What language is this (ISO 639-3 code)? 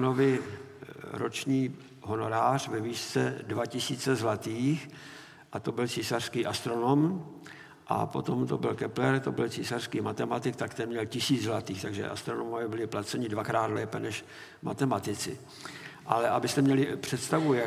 ces